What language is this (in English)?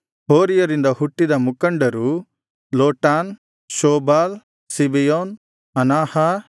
Kannada